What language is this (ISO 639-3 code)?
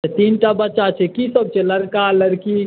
mai